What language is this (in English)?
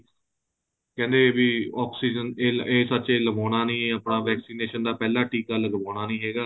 Punjabi